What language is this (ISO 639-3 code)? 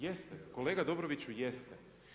hrv